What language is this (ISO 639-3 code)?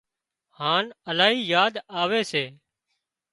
kxp